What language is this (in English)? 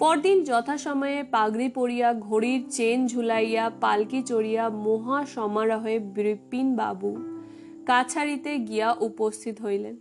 Bangla